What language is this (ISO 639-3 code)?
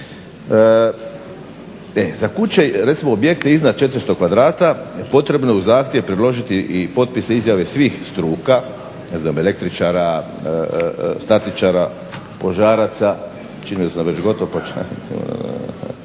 hrv